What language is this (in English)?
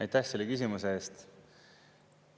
Estonian